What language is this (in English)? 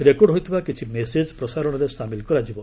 Odia